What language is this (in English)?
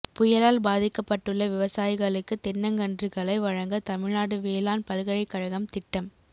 Tamil